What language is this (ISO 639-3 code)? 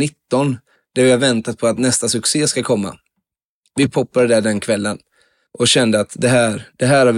swe